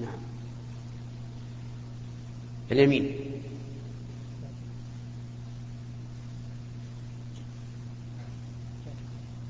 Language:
Arabic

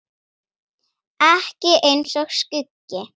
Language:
Icelandic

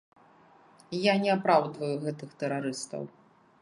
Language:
Belarusian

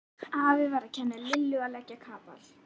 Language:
Icelandic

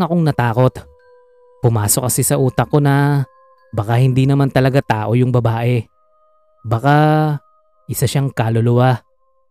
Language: Filipino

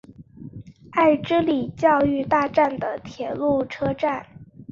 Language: Chinese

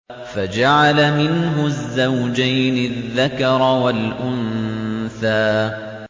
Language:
Arabic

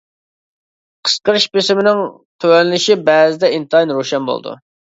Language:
Uyghur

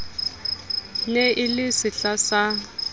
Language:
Southern Sotho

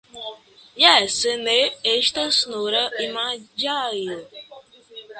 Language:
Esperanto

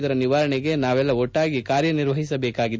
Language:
Kannada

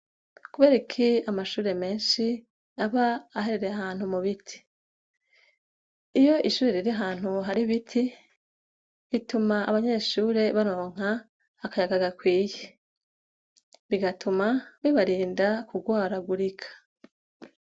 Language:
Rundi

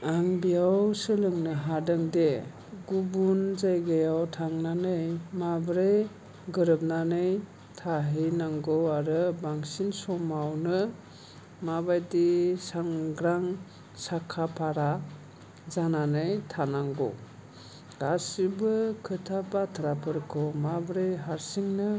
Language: Bodo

